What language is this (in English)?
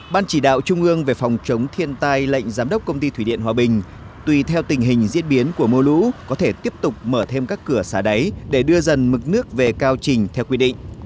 Vietnamese